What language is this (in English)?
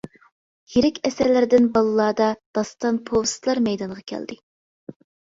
Uyghur